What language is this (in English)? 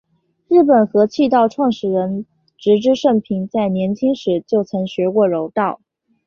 Chinese